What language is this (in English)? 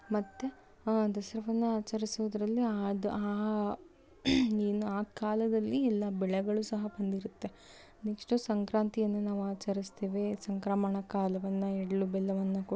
Kannada